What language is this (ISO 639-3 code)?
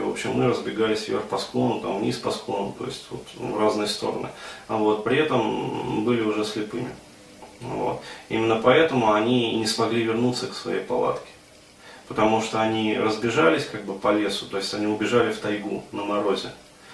rus